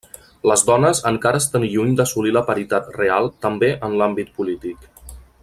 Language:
Catalan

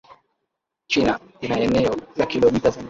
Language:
Swahili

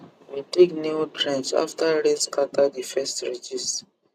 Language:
Nigerian Pidgin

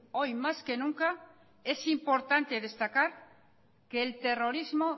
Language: Spanish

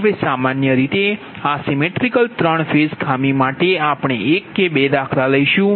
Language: Gujarati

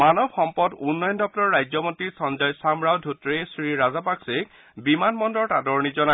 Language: Assamese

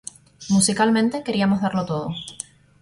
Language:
Spanish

